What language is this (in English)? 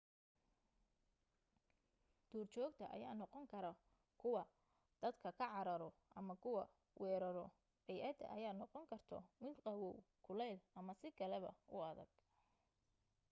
Somali